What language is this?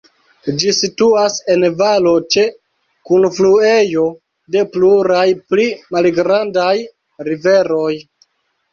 Esperanto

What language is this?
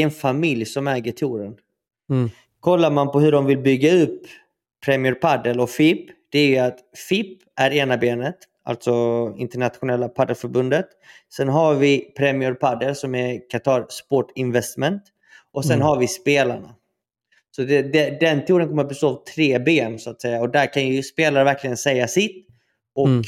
Swedish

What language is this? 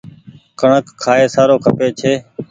Goaria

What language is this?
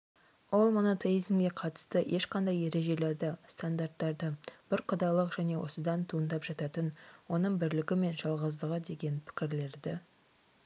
Kazakh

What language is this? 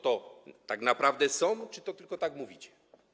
Polish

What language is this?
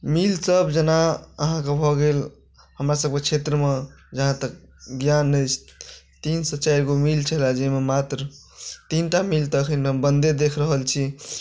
Maithili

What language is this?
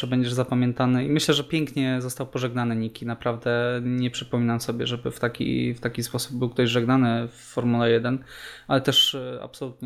Polish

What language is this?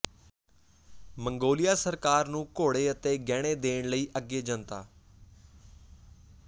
Punjabi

